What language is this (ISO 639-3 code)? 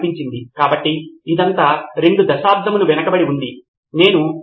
tel